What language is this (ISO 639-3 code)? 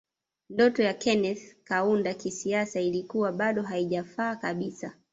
swa